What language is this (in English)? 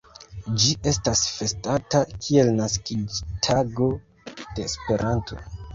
Esperanto